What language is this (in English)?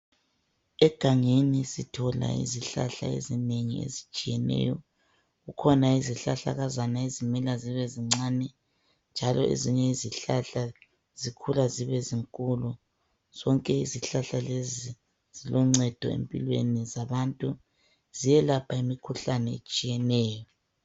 North Ndebele